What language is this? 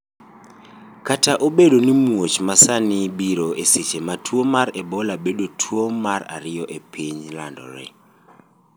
Luo (Kenya and Tanzania)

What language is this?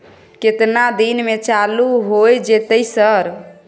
Maithili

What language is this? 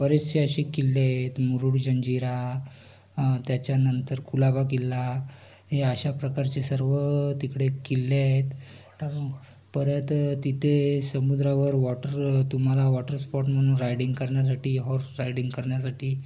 Marathi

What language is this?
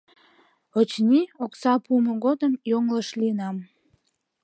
Mari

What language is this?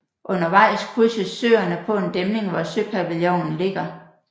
Danish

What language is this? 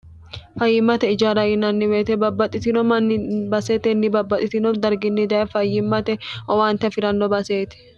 Sidamo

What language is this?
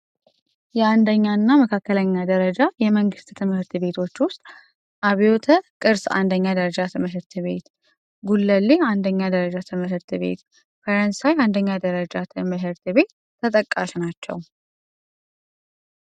Amharic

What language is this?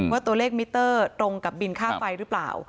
Thai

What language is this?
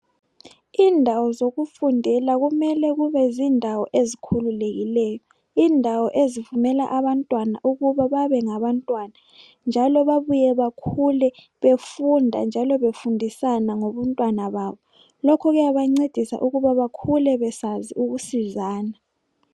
North Ndebele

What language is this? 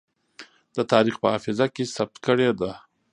Pashto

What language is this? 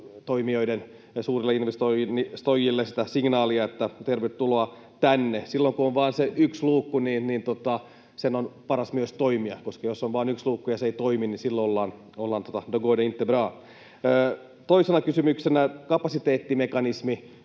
Finnish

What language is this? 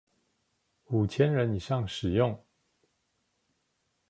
Chinese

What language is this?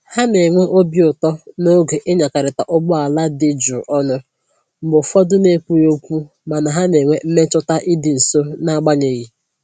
Igbo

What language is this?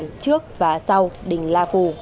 Vietnamese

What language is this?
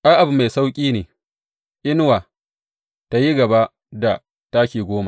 Hausa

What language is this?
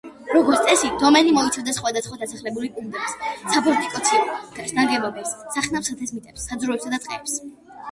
Georgian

